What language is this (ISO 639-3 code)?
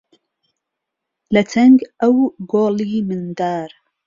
ckb